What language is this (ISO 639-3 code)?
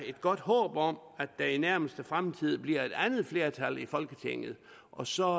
dan